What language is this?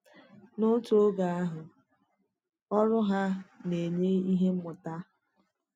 Igbo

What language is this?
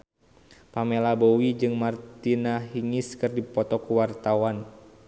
Sundanese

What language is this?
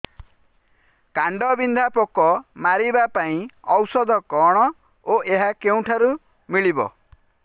Odia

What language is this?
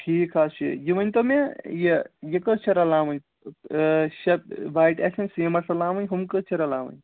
Kashmiri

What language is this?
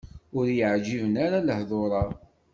Kabyle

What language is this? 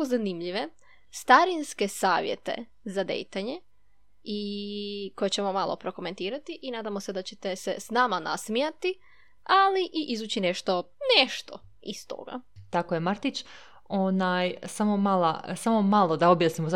Croatian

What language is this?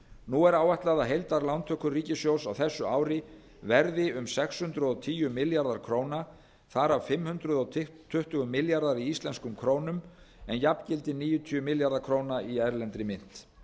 Icelandic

